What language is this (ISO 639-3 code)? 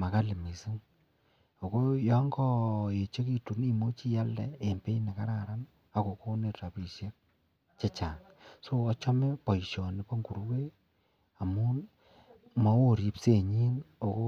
kln